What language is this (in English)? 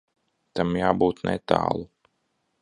Latvian